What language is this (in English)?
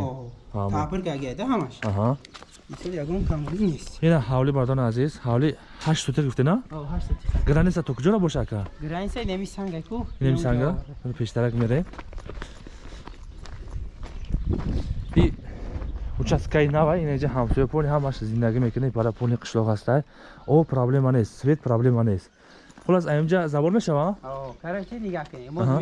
Turkish